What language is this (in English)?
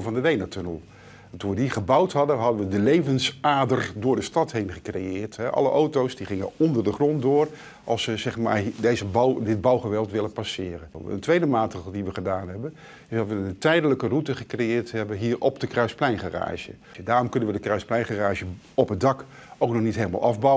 Dutch